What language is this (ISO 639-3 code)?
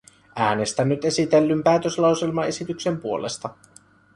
fin